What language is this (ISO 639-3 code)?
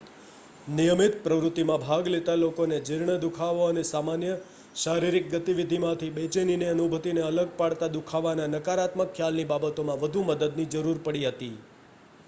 guj